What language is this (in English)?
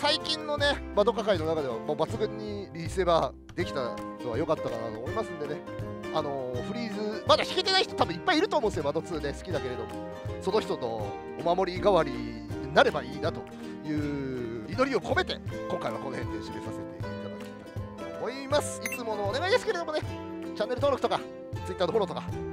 Japanese